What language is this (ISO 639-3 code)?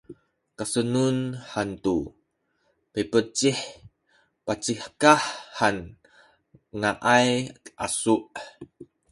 szy